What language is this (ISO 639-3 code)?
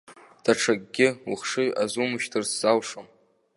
abk